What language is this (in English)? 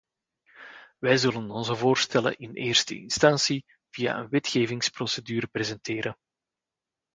Dutch